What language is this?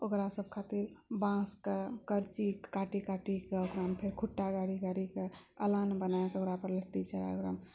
Maithili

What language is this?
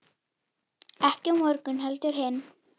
Icelandic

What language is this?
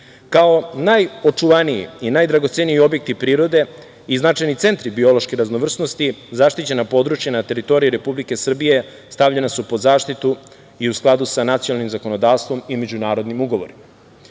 Serbian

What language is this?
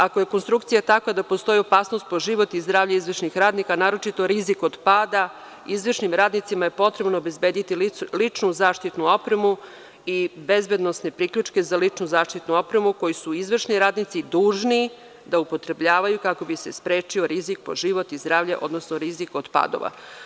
Serbian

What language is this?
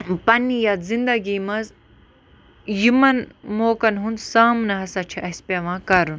Kashmiri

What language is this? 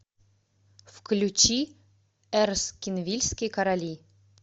Russian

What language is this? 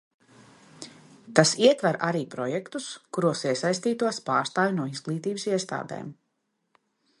Latvian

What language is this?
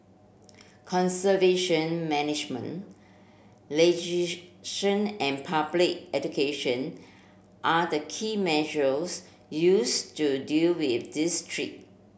English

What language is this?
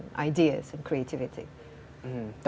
Indonesian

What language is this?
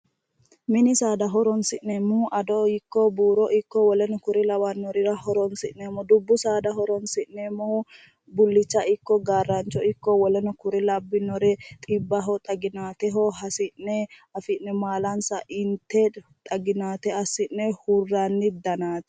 Sidamo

